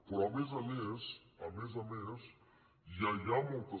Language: Catalan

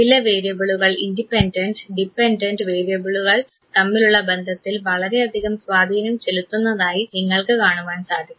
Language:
Malayalam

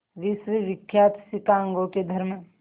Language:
Hindi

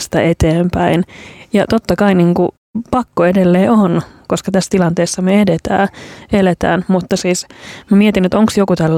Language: Finnish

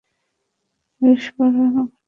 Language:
Bangla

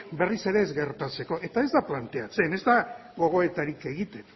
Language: Basque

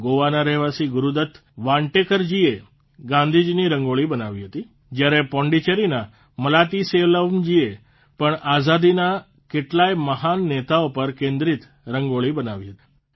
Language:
Gujarati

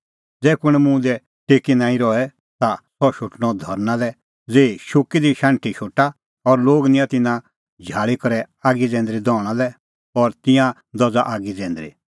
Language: Kullu Pahari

